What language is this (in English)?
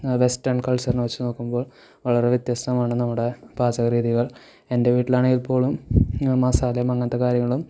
Malayalam